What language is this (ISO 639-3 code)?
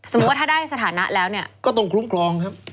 tha